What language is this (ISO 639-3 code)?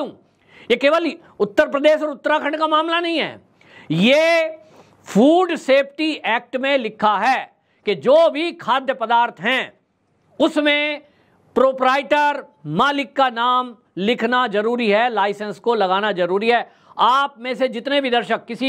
hin